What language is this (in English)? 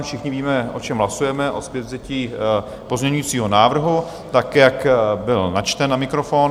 Czech